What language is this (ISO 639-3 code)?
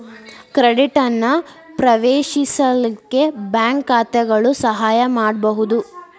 kan